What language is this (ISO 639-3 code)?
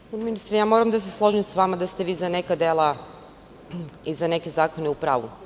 srp